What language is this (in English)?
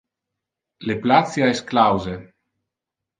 Interlingua